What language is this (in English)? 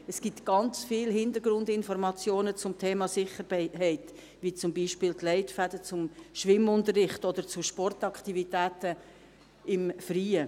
Swiss German